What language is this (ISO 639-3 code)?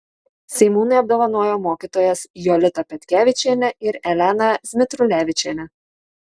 lit